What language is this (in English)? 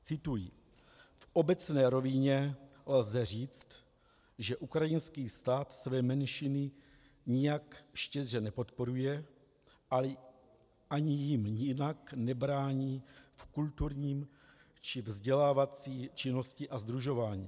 Czech